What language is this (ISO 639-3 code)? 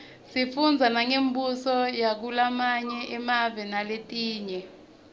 ssw